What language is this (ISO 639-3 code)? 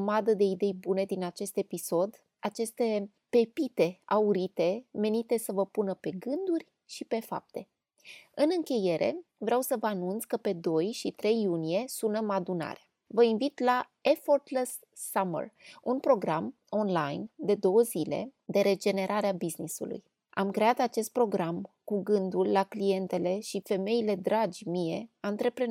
ron